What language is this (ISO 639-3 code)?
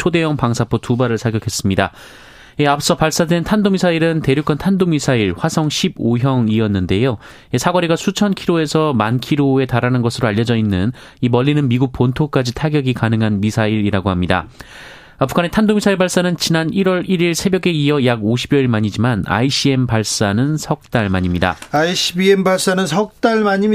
kor